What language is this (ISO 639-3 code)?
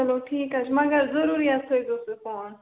kas